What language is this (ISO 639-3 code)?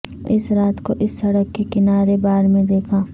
urd